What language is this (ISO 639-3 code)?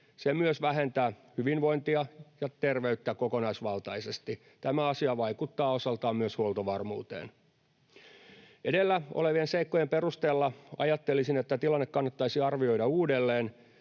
fin